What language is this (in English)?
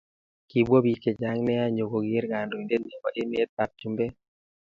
Kalenjin